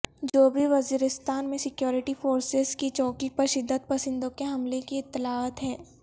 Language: Urdu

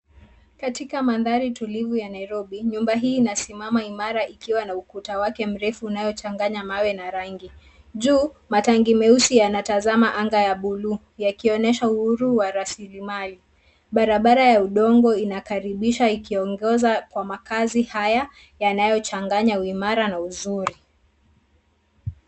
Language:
Swahili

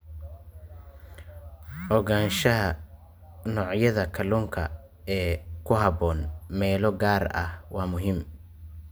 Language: Somali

